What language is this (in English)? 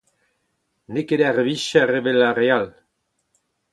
Breton